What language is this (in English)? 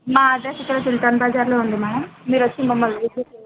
Telugu